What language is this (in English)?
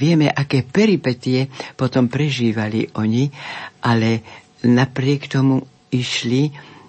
Slovak